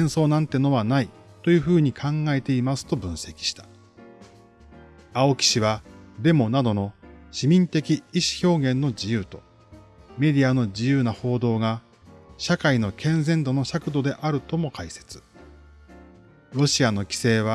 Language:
Japanese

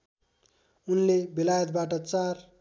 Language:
Nepali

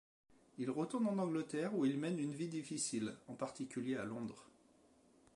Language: French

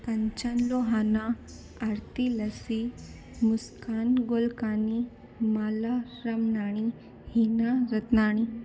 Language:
Sindhi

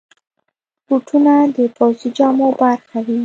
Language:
Pashto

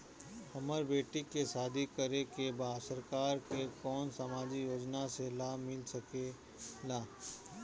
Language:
Bhojpuri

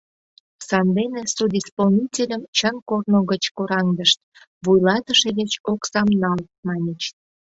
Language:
Mari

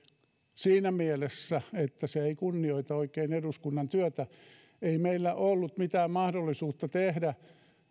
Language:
Finnish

